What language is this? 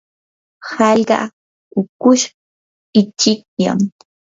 Yanahuanca Pasco Quechua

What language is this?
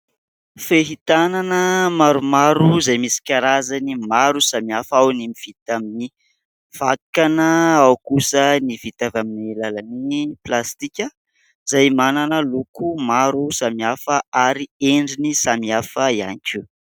Malagasy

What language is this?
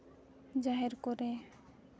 Santali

